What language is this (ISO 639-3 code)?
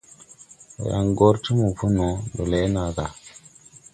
tui